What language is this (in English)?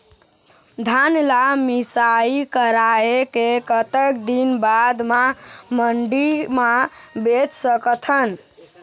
Chhattisgarhi